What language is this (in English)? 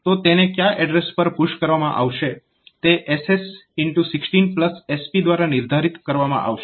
Gujarati